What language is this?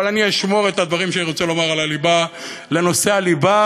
Hebrew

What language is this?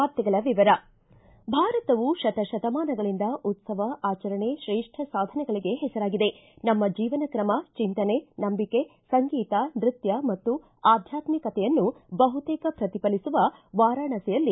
Kannada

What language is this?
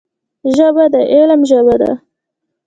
Pashto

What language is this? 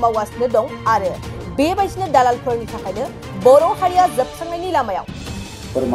English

